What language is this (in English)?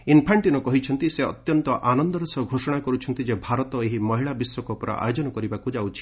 Odia